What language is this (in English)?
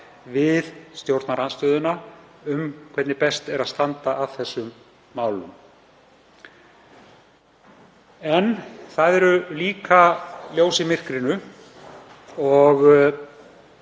Icelandic